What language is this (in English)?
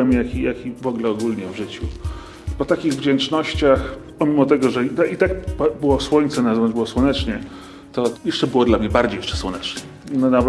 Polish